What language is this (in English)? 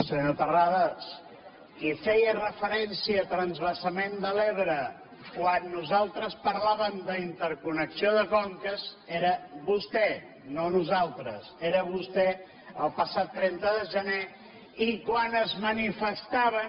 Catalan